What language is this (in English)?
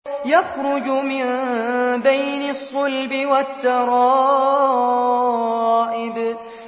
Arabic